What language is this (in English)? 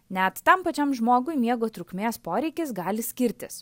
Lithuanian